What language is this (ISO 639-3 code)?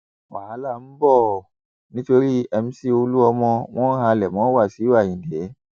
yor